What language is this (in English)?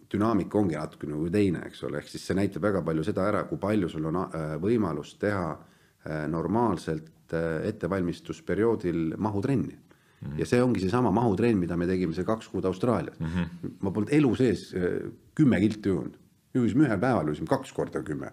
Finnish